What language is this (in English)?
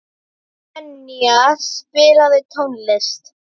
Icelandic